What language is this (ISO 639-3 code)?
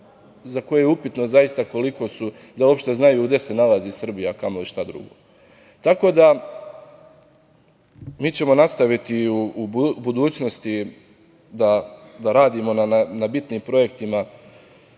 srp